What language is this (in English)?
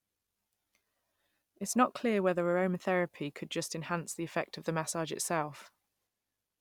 English